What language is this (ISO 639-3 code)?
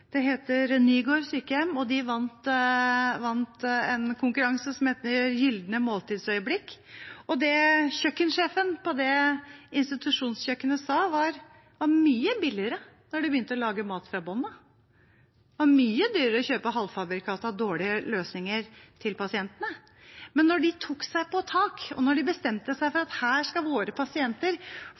nob